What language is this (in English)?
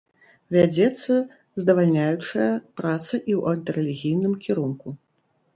Belarusian